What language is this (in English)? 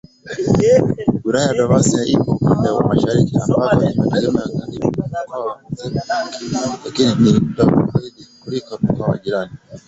Swahili